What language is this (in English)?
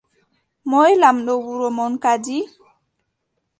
Adamawa Fulfulde